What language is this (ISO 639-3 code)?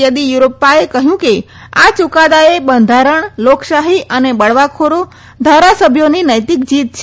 guj